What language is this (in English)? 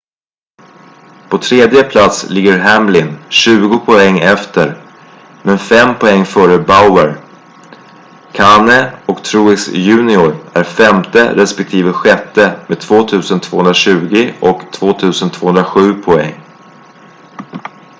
Swedish